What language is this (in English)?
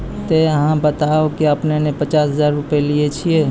Maithili